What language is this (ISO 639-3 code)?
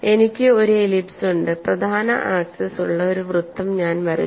mal